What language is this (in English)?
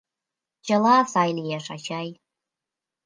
Mari